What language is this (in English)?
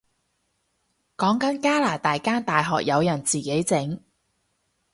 Cantonese